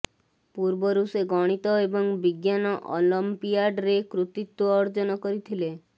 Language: Odia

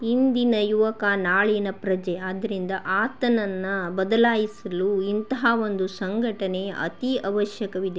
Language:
Kannada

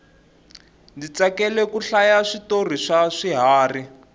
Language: Tsonga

